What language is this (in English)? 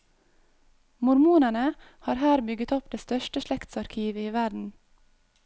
Norwegian